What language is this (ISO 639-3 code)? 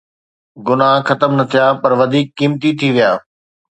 snd